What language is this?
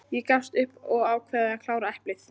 Icelandic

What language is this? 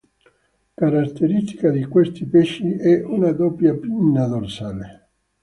Italian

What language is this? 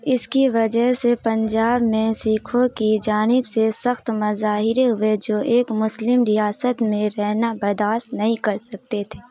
Urdu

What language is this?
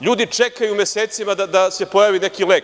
Serbian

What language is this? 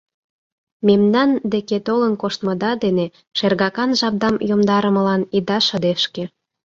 Mari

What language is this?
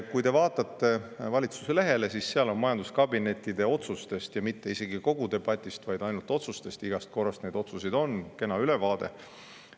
Estonian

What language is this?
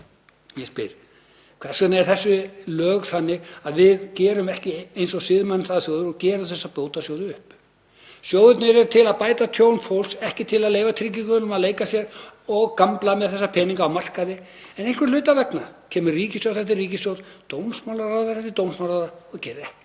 Icelandic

